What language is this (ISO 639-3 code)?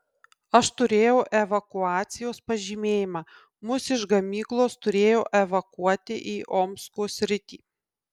lit